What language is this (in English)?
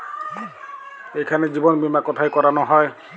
Bangla